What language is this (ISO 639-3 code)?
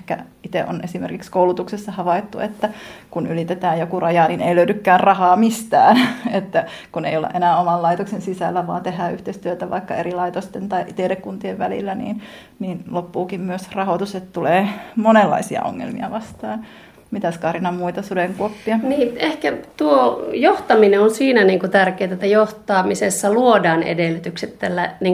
fin